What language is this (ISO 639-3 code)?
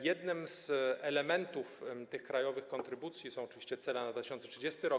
pol